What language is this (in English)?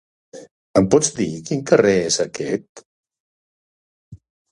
Catalan